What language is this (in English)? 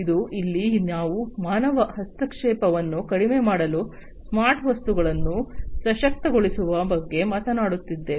Kannada